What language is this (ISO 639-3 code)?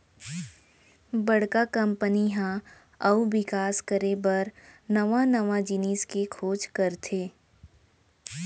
hne